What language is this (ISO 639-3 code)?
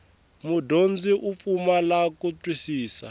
tso